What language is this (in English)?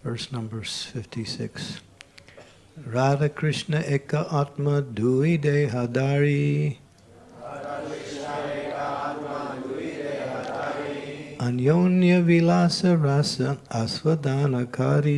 English